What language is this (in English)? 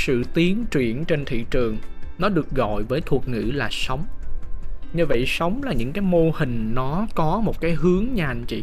Vietnamese